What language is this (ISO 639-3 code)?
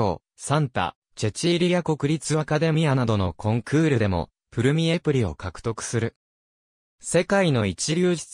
jpn